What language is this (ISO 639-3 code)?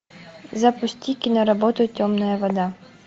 rus